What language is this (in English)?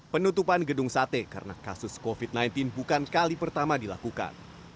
Indonesian